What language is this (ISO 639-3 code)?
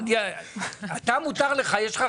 heb